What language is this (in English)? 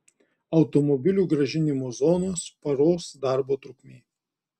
Lithuanian